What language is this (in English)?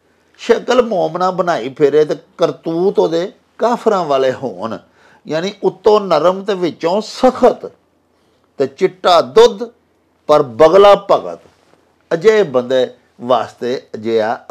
Punjabi